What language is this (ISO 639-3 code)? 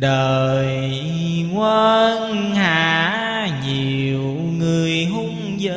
vie